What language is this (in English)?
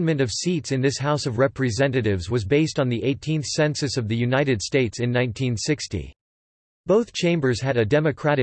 English